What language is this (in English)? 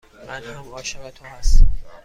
Persian